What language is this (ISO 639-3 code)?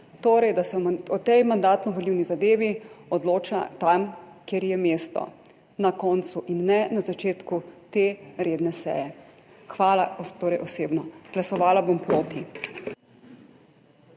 slv